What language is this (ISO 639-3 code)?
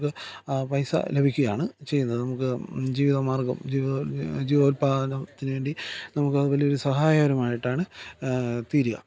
mal